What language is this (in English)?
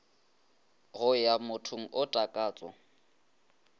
Northern Sotho